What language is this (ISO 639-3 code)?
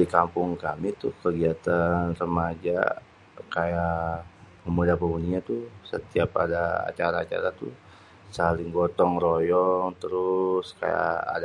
bew